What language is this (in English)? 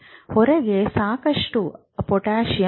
Kannada